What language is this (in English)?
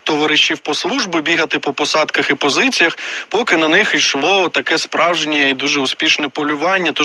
Ukrainian